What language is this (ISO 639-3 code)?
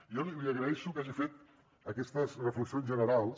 cat